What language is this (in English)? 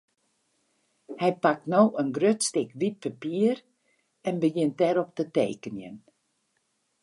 Western Frisian